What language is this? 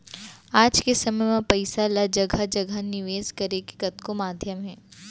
Chhattisgarhi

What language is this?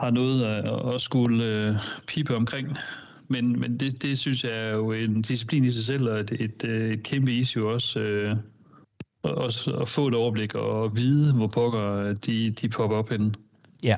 Danish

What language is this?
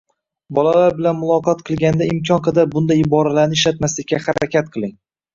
Uzbek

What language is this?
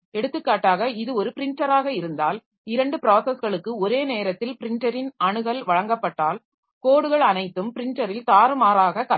Tamil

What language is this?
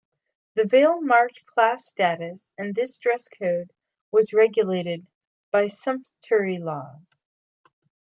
English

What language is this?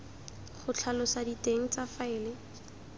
Tswana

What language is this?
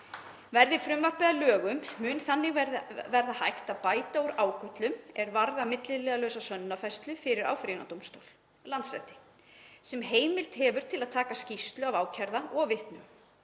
Icelandic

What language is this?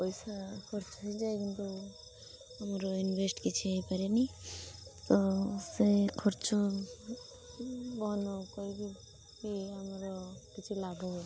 Odia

